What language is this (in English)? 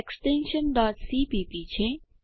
Gujarati